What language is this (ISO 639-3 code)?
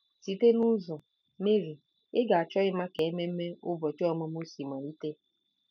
ibo